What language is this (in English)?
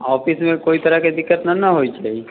Maithili